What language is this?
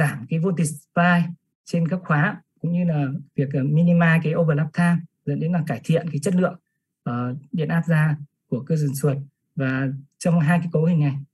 Vietnamese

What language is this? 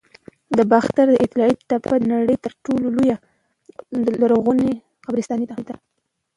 Pashto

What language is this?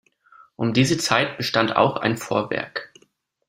German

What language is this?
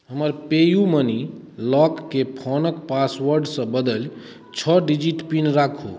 Maithili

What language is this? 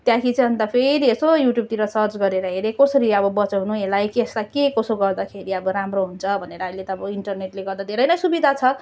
Nepali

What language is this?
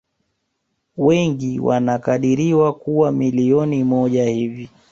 Swahili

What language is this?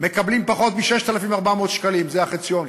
Hebrew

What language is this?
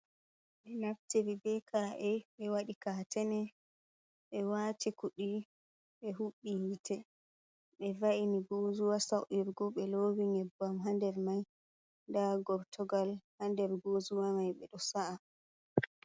Fula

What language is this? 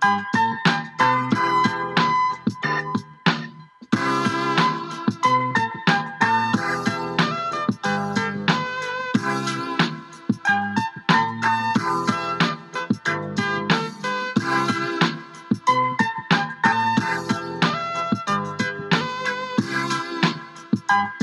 English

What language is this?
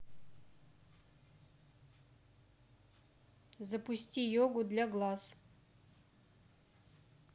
Russian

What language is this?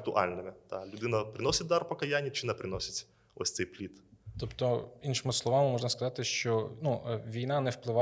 Ukrainian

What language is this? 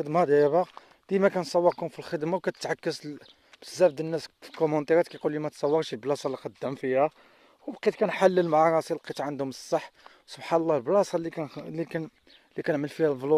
Arabic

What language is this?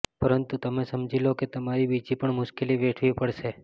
Gujarati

